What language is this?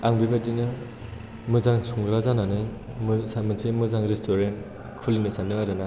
Bodo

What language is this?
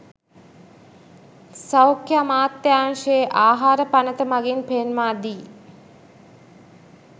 Sinhala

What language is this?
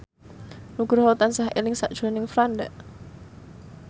Javanese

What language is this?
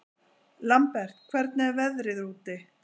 Icelandic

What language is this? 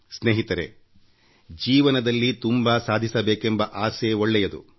Kannada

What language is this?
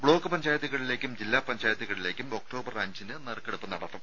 Malayalam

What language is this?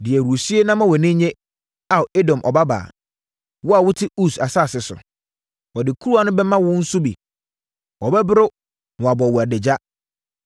Akan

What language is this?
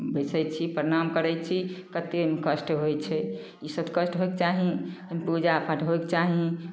Maithili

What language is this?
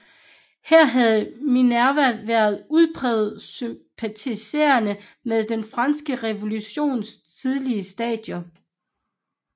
Danish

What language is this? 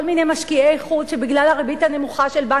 Hebrew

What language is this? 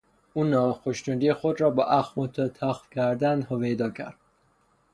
Persian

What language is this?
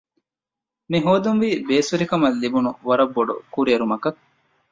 Divehi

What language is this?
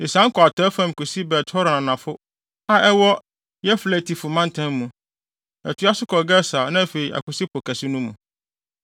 Akan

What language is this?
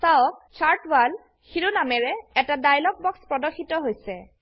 Assamese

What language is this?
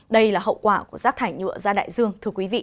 Vietnamese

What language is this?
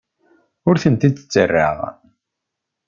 Kabyle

